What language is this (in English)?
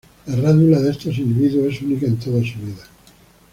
Spanish